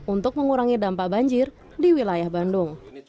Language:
Indonesian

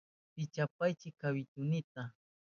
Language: Southern Pastaza Quechua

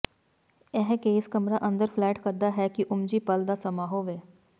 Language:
Punjabi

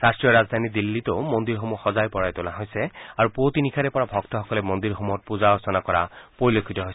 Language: Assamese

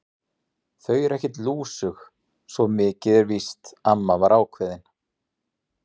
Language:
Icelandic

